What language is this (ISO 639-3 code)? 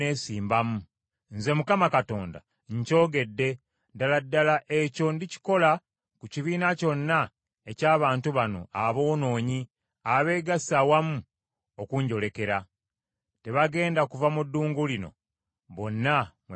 lug